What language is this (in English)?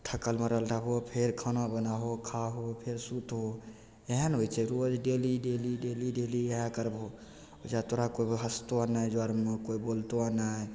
Maithili